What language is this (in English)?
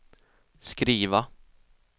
Swedish